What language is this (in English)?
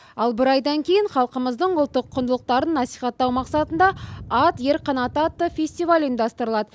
Kazakh